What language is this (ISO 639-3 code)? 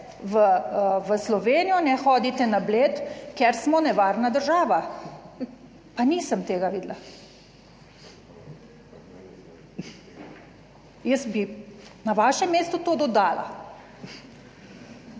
slv